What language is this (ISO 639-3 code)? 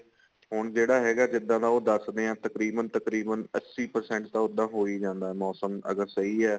pan